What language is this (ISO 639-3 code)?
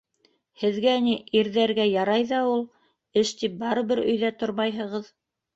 bak